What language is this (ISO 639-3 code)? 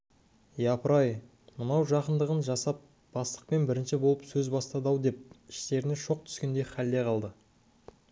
kaz